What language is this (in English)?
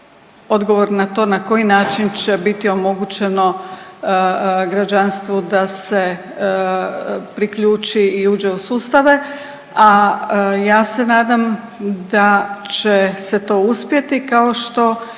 Croatian